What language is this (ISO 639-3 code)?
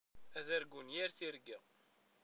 kab